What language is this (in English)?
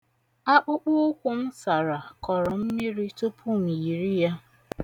Igbo